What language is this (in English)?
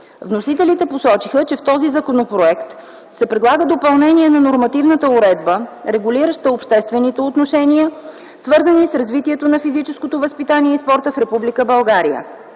Bulgarian